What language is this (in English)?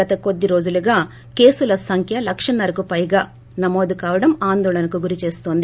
Telugu